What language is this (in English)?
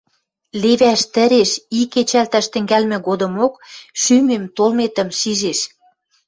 Western Mari